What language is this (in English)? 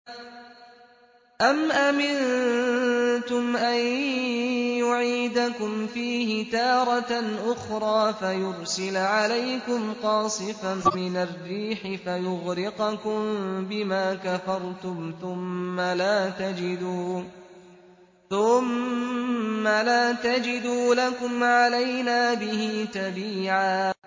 Arabic